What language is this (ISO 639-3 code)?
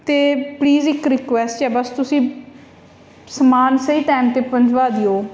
pan